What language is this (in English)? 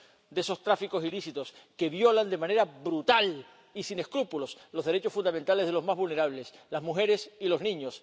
Spanish